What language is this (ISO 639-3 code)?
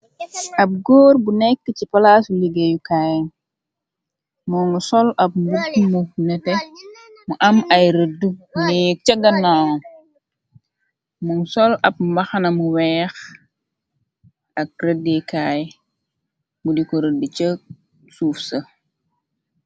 wol